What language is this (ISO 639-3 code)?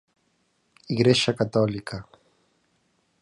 glg